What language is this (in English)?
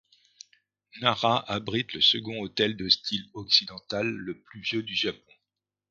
French